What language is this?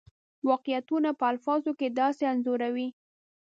Pashto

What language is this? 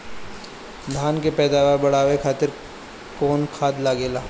Bhojpuri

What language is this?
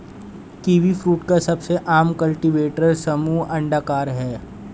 Hindi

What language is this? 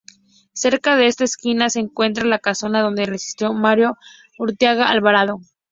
Spanish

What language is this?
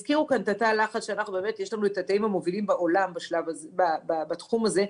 Hebrew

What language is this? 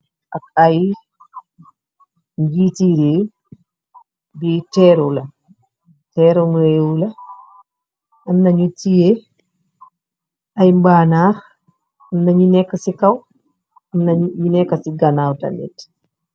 Wolof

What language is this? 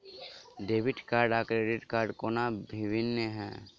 Maithili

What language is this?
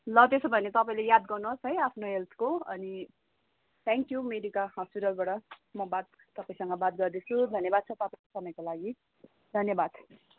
Nepali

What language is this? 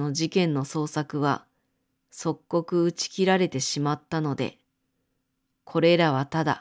Japanese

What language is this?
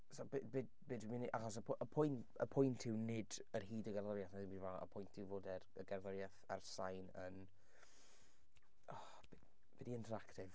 Welsh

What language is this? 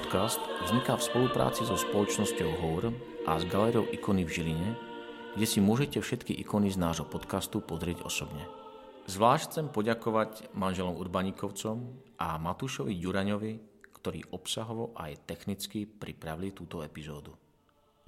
Slovak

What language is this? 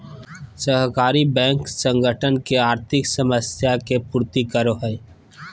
Magahi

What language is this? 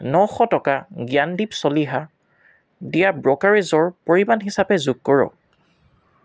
Assamese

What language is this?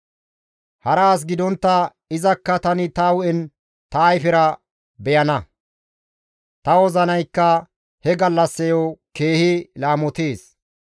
Gamo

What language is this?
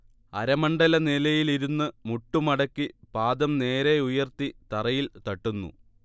Malayalam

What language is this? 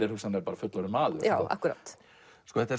Icelandic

